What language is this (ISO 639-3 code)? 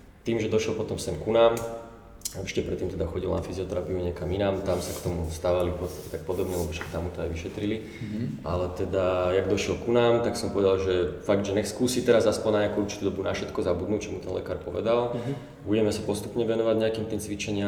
slk